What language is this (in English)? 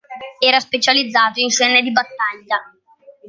Italian